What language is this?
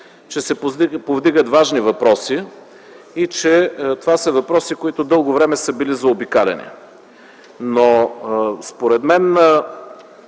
Bulgarian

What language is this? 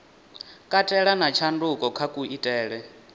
Venda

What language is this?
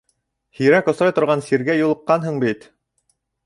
Bashkir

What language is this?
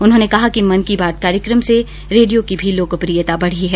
Hindi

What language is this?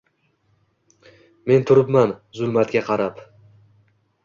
Uzbek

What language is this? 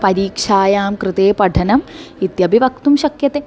Sanskrit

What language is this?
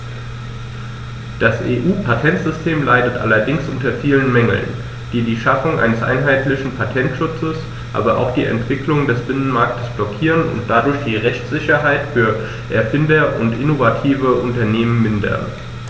German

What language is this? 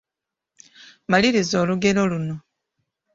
Ganda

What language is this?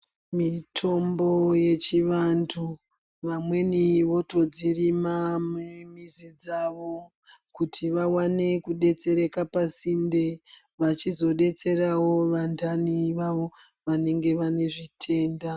Ndau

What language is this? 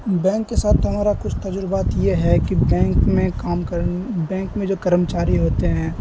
Urdu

